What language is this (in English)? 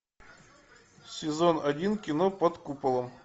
Russian